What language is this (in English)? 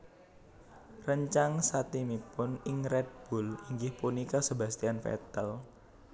Javanese